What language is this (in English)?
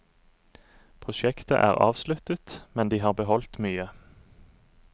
Norwegian